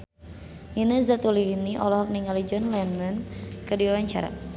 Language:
Sundanese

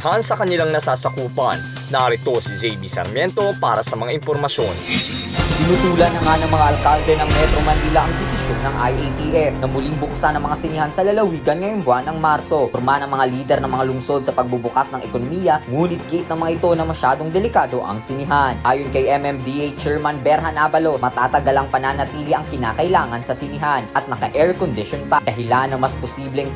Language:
Filipino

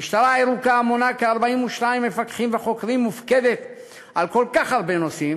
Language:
Hebrew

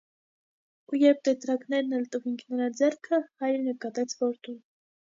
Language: Armenian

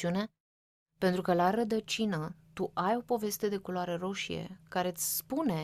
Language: Romanian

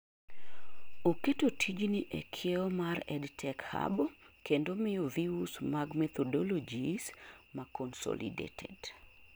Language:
Luo (Kenya and Tanzania)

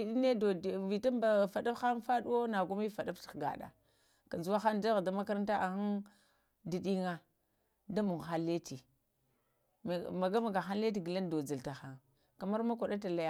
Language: Lamang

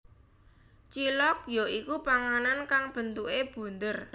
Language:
Javanese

